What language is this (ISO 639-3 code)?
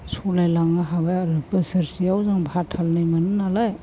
brx